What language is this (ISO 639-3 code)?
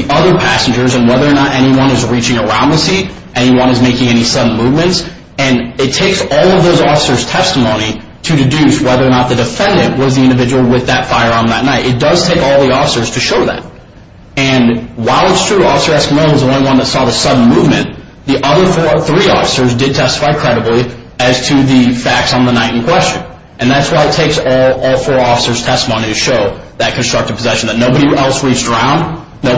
eng